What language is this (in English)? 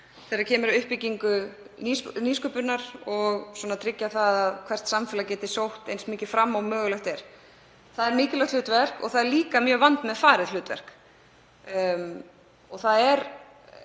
Icelandic